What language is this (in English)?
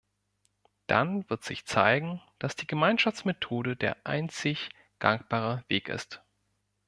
German